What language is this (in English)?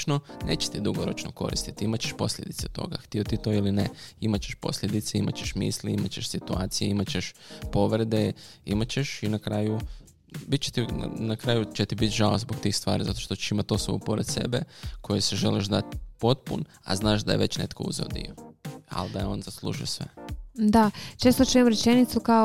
Croatian